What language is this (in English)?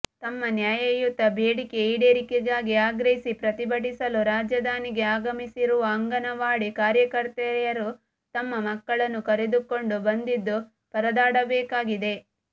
Kannada